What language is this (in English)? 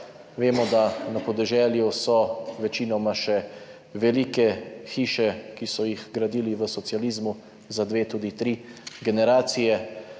Slovenian